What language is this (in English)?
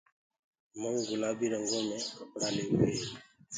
Gurgula